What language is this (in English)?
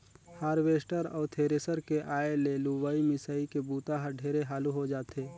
Chhattisgarhi